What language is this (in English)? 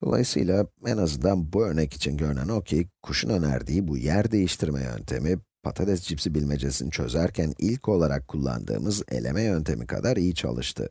Turkish